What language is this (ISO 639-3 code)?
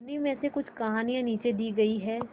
hin